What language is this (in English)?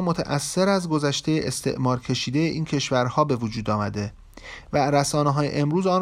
Persian